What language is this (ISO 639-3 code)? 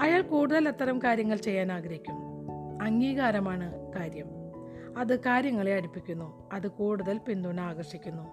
mal